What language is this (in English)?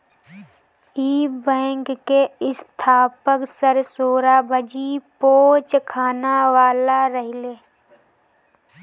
Bhojpuri